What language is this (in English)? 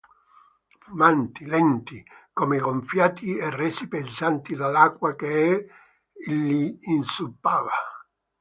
Italian